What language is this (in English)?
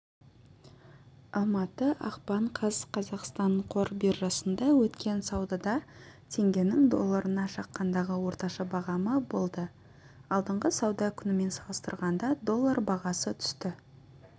Kazakh